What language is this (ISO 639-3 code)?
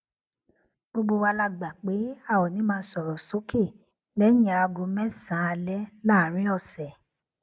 yor